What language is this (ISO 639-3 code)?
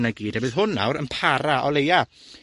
cym